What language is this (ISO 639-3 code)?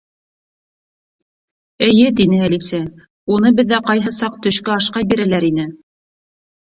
bak